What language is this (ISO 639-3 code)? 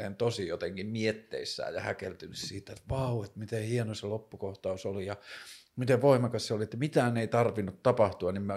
fin